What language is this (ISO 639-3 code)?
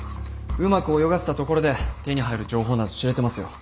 jpn